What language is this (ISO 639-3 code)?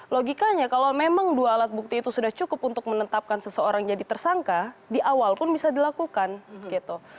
ind